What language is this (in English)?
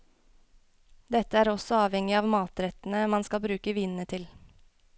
Norwegian